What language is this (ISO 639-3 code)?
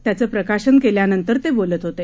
mar